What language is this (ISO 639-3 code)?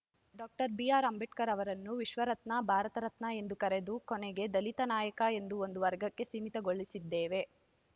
kan